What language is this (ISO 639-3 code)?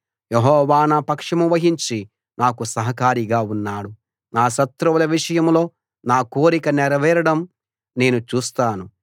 tel